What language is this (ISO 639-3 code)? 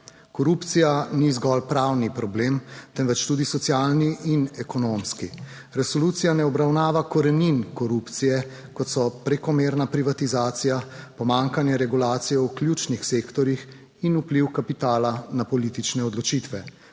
slv